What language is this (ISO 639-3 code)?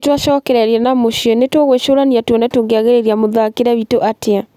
kik